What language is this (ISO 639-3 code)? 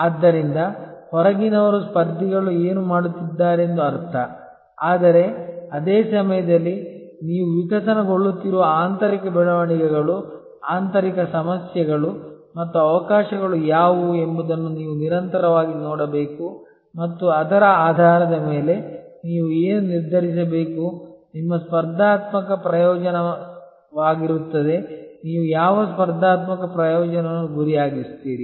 kan